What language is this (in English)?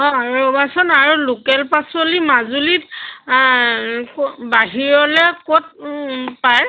Assamese